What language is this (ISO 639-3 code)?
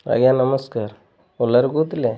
ori